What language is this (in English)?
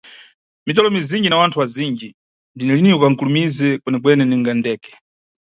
Nyungwe